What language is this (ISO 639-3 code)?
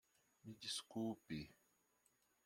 por